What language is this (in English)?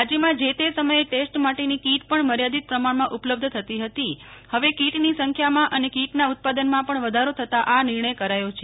Gujarati